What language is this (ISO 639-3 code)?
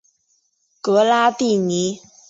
zho